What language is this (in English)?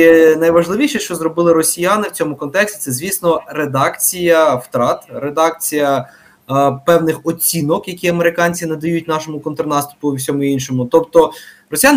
Ukrainian